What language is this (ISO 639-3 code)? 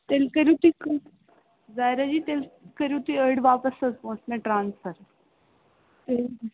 kas